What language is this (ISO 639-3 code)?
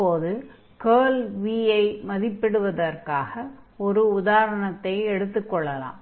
tam